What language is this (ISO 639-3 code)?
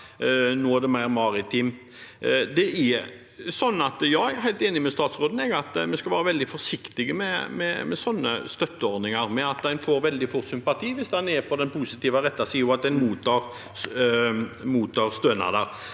nor